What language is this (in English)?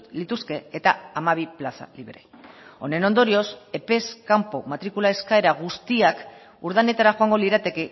Basque